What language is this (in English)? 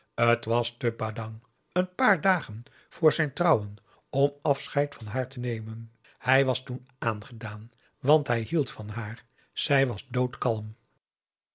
Dutch